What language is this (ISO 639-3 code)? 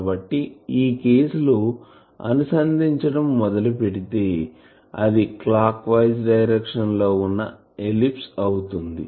tel